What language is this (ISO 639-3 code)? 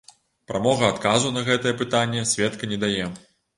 bel